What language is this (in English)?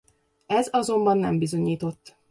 Hungarian